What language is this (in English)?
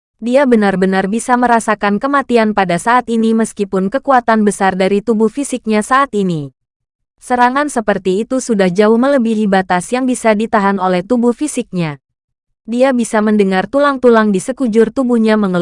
Indonesian